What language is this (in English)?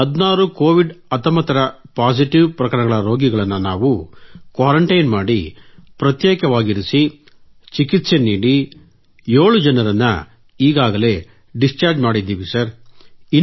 Kannada